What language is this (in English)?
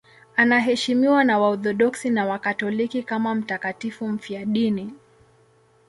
Swahili